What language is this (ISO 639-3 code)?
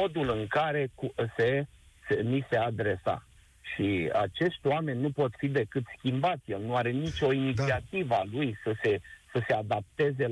ron